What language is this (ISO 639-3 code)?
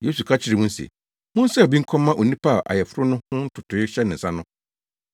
aka